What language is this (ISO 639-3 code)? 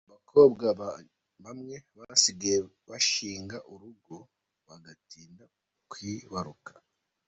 kin